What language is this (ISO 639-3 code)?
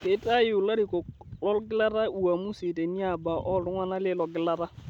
mas